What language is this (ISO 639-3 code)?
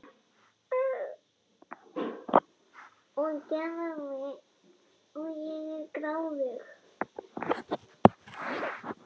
isl